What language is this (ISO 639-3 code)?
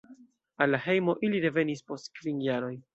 epo